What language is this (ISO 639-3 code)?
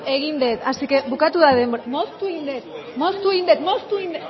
eus